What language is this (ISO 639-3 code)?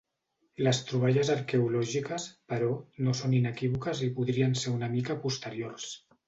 cat